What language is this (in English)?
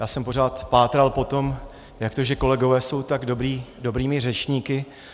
Czech